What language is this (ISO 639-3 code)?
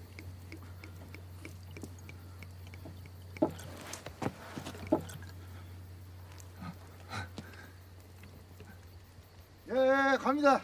kor